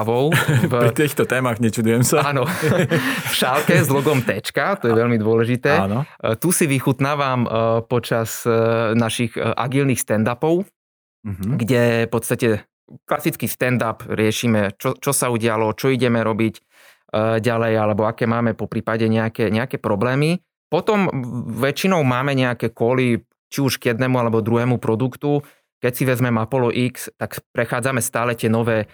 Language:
Slovak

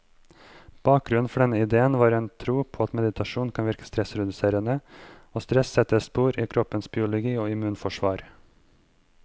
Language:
Norwegian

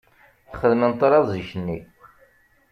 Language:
Kabyle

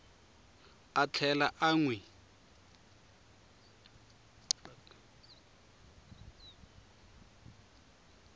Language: Tsonga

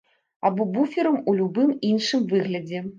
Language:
Belarusian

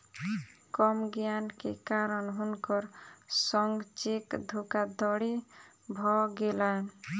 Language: Maithili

